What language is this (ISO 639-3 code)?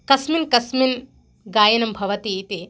san